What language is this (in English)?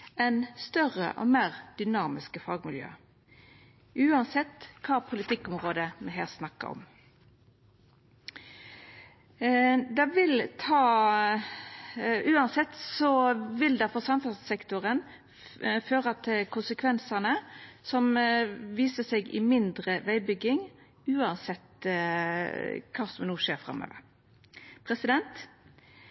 Norwegian Nynorsk